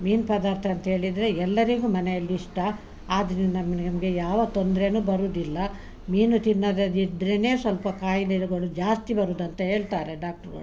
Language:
Kannada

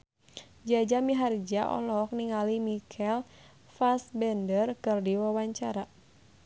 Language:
Sundanese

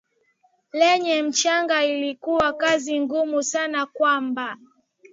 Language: Swahili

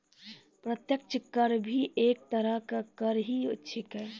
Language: Maithili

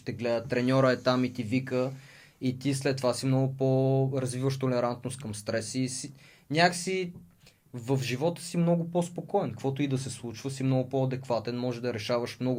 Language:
Bulgarian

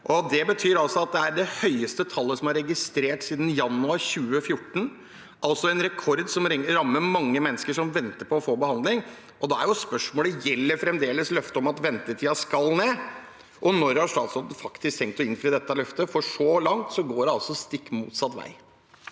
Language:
Norwegian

